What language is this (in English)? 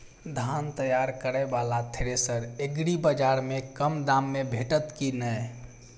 Maithili